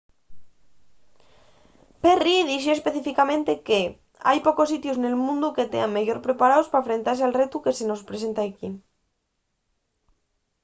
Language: Asturian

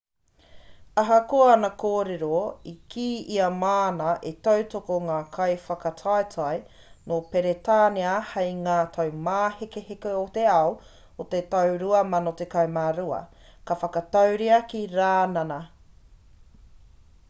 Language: Māori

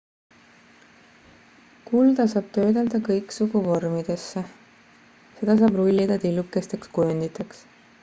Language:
Estonian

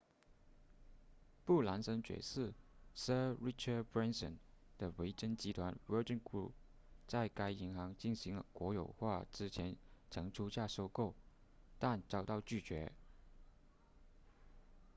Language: Chinese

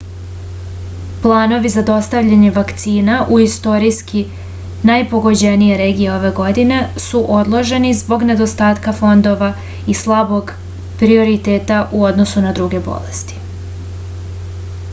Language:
Serbian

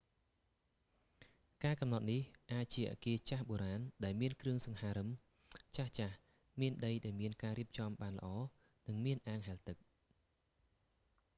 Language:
Khmer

